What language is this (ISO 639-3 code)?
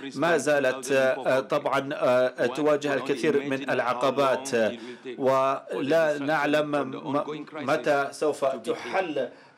ara